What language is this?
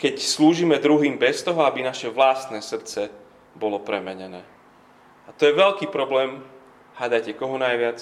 Slovak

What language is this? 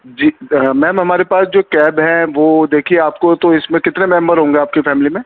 Urdu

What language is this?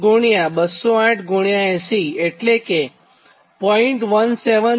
Gujarati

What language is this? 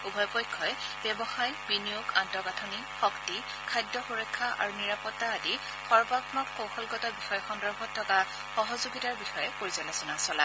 Assamese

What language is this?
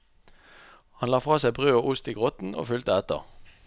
Norwegian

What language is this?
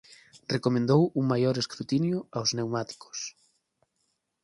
Galician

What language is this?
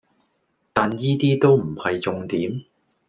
Cantonese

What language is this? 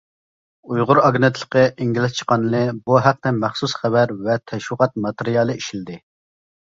Uyghur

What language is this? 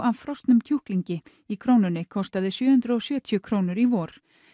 Icelandic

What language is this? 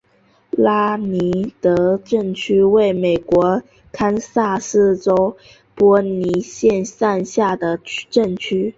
Chinese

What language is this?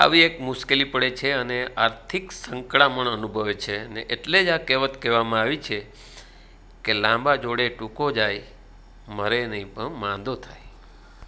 Gujarati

